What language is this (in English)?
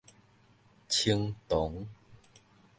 Min Nan Chinese